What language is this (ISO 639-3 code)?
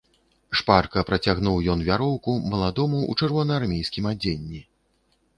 bel